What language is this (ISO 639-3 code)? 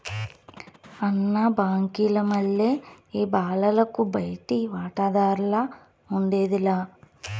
tel